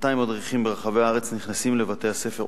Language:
Hebrew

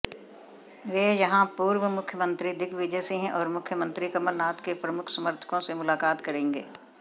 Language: Hindi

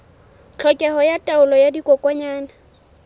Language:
Southern Sotho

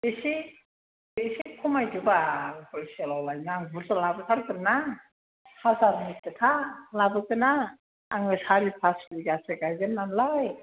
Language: Bodo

